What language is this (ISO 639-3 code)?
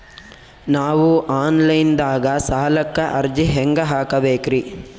kan